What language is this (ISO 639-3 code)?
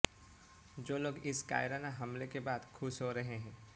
hin